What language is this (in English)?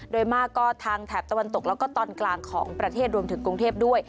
Thai